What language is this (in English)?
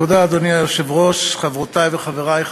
Hebrew